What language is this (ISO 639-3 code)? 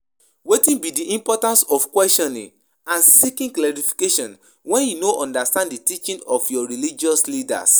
pcm